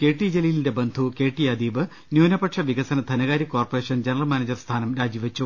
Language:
Malayalam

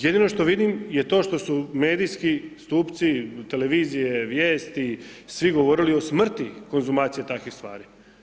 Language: Croatian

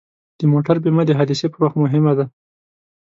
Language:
Pashto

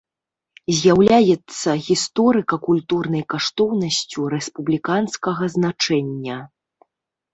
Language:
Belarusian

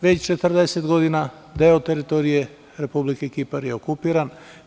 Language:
Serbian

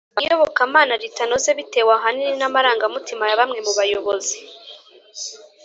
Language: Kinyarwanda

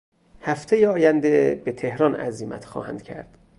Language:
Persian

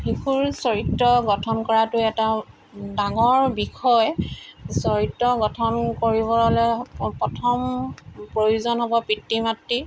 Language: Assamese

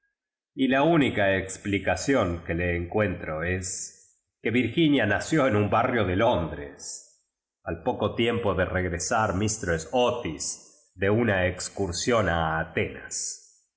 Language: Spanish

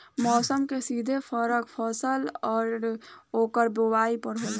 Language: Bhojpuri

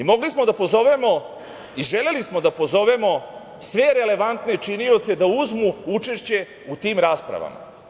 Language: Serbian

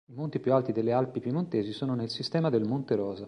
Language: Italian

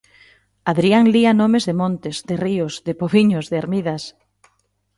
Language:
Galician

